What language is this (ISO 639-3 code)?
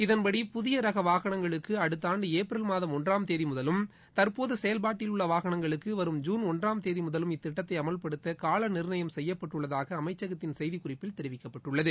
tam